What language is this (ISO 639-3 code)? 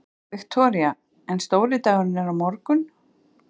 isl